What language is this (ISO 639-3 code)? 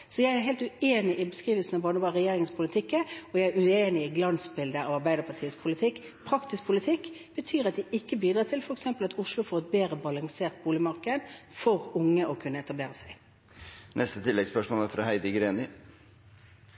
nor